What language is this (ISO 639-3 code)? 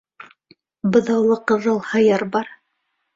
bak